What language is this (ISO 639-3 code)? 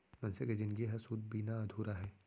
hne